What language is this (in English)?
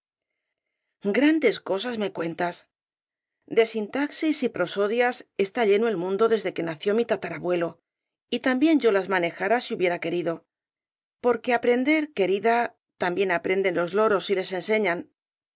Spanish